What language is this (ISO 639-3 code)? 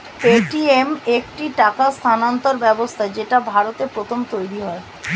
ben